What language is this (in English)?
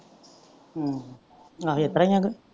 Punjabi